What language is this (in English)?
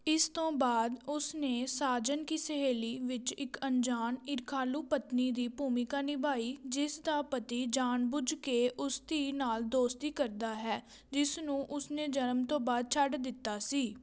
Punjabi